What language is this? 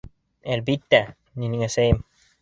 Bashkir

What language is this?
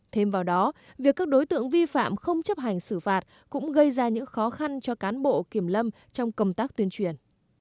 Vietnamese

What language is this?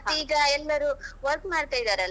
Kannada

